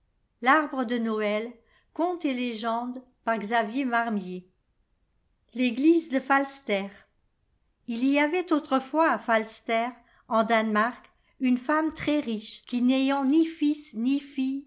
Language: French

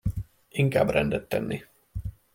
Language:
Hungarian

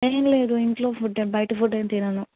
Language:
Telugu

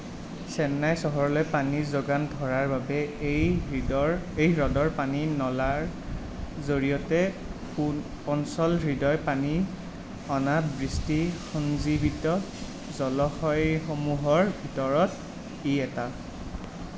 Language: Assamese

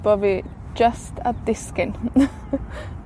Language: Welsh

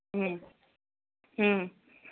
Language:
Assamese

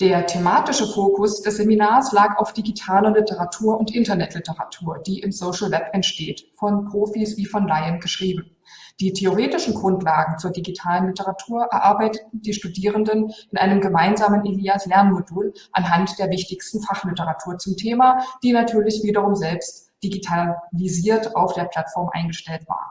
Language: German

